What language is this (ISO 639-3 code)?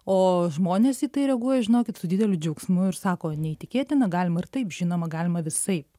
lit